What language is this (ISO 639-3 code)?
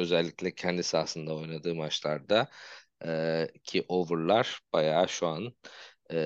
tur